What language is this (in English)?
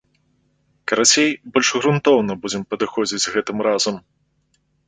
Belarusian